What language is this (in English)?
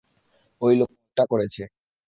Bangla